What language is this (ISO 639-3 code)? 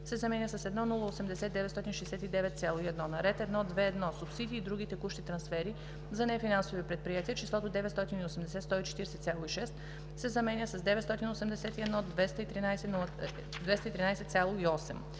bul